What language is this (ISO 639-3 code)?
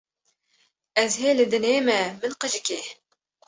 kur